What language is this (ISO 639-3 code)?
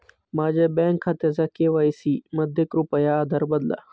mar